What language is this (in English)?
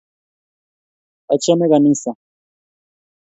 Kalenjin